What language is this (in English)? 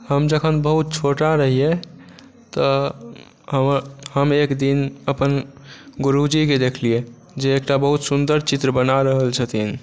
Maithili